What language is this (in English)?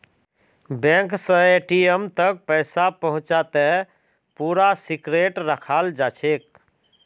Magahi